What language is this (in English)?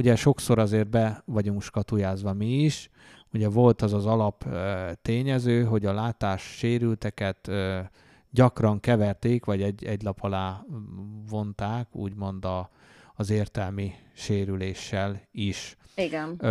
Hungarian